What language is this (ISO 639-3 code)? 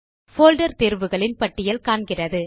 tam